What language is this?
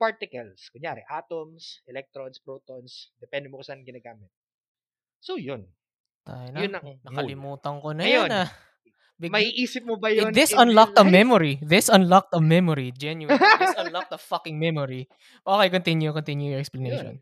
Filipino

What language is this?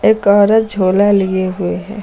Hindi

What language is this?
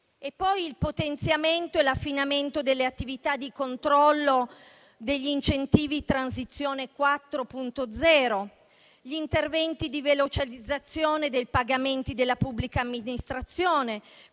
Italian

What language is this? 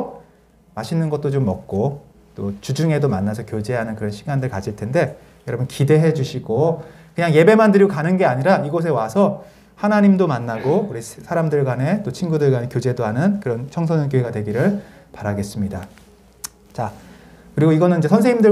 Korean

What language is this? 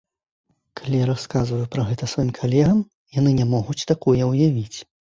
Belarusian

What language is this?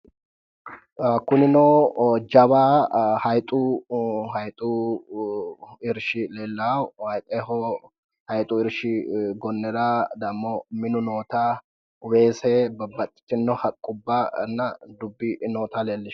Sidamo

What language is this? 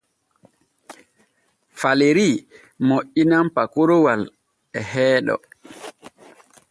Borgu Fulfulde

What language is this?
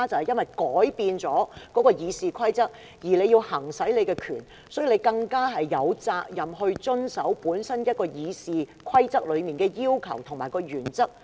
Cantonese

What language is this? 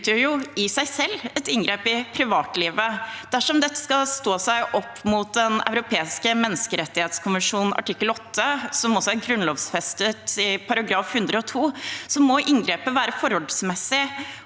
Norwegian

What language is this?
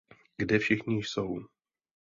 Czech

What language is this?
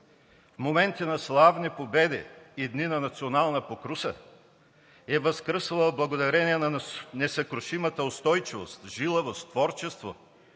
Bulgarian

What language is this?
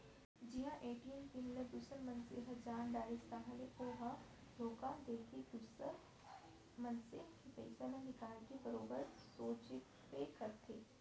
Chhattisgarhi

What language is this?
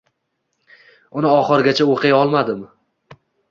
Uzbek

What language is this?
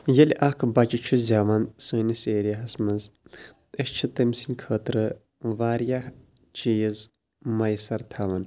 Kashmiri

